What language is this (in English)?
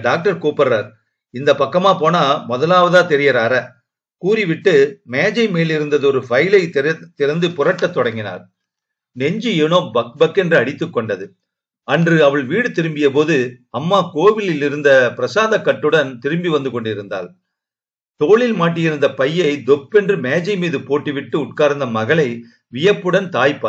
Tamil